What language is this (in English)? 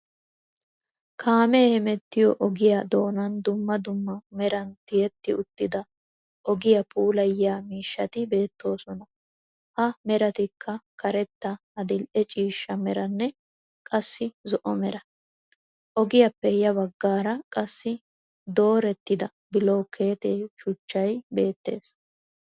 Wolaytta